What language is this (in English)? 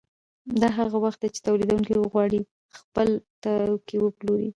Pashto